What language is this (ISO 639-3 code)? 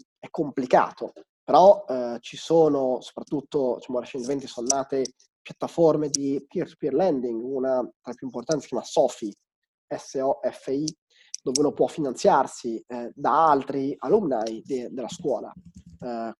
ita